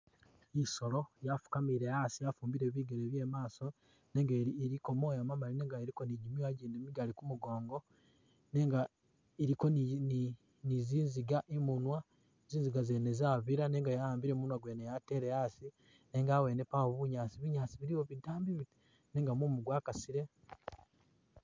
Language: Masaaba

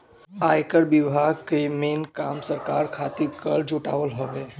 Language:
Bhojpuri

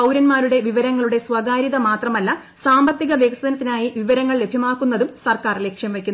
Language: Malayalam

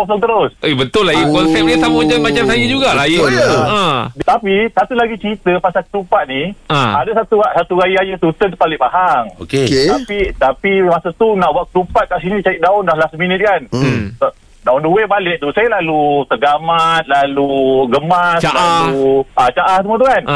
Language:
Malay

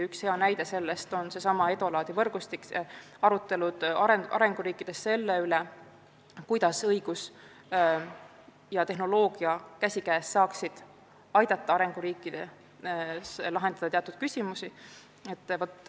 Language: Estonian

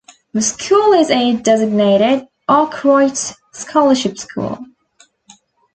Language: English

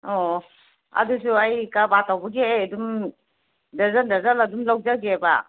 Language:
Manipuri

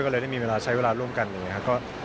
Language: Thai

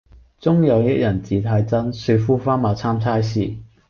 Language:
Cantonese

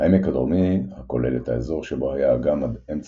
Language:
Hebrew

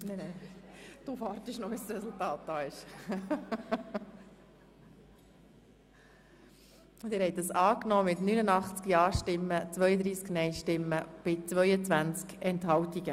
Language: Swiss German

